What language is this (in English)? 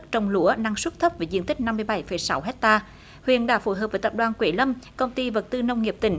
Vietnamese